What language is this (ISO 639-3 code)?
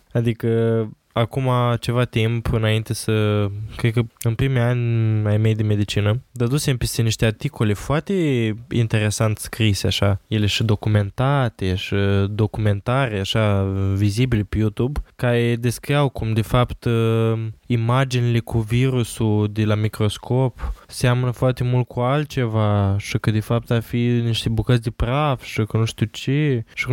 ron